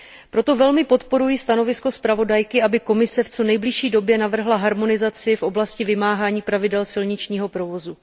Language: Czech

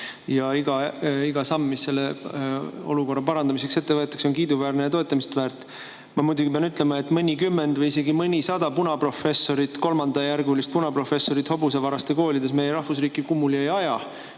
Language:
Estonian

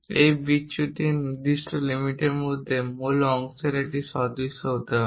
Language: Bangla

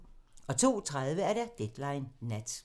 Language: Danish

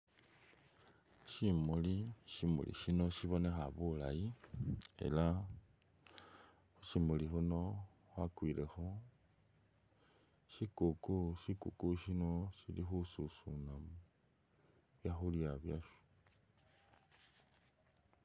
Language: Masaaba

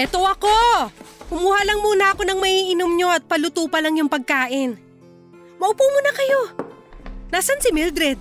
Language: Filipino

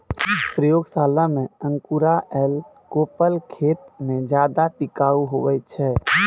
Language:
Maithili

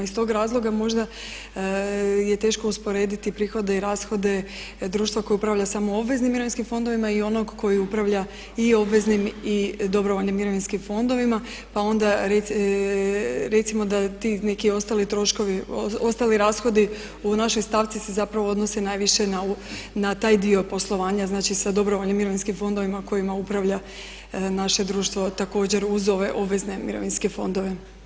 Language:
Croatian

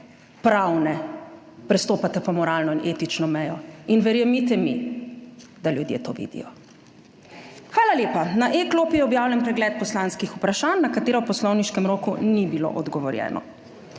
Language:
Slovenian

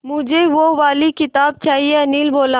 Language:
Hindi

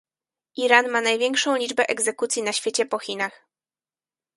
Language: Polish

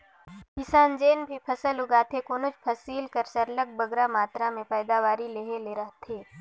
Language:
Chhattisgarhi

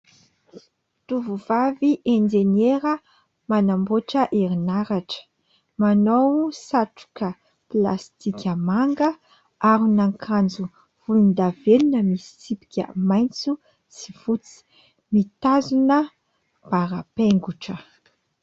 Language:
Malagasy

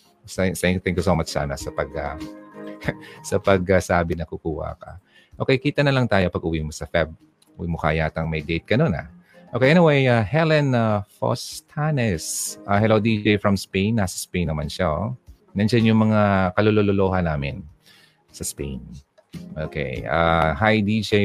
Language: Filipino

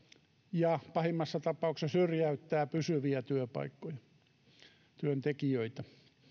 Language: Finnish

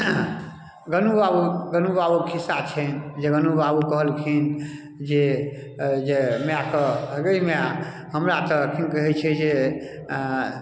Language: Maithili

